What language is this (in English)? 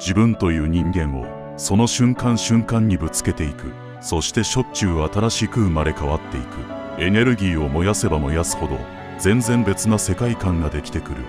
Japanese